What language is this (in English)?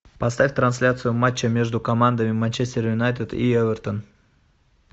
Russian